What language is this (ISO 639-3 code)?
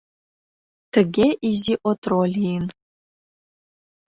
chm